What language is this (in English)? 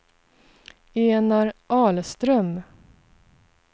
Swedish